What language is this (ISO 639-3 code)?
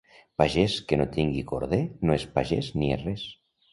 cat